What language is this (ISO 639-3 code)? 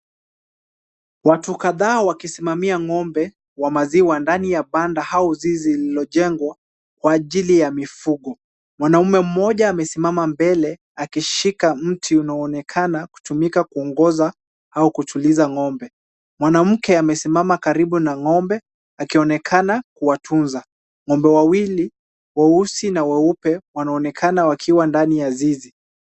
swa